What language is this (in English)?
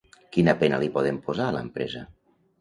Catalan